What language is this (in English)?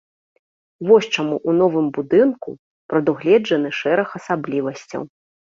Belarusian